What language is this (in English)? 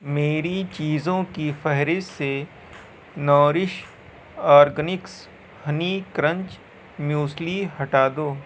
Urdu